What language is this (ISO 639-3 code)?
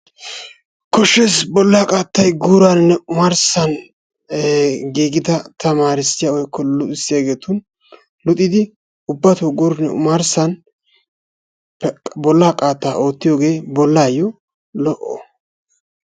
wal